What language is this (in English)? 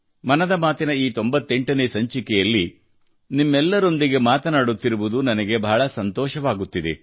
Kannada